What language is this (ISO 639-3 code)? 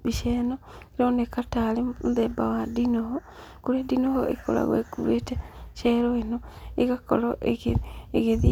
kik